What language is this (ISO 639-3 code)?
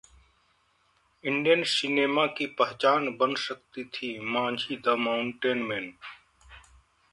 hin